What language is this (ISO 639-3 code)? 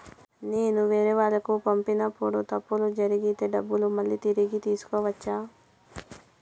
tel